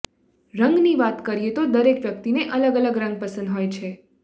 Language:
Gujarati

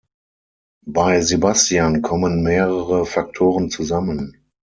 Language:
German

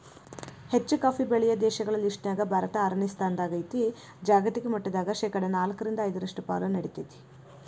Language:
Kannada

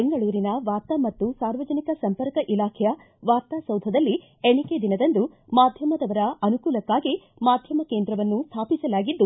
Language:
Kannada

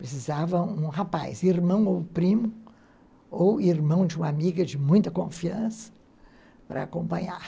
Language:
Portuguese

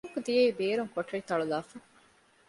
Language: Divehi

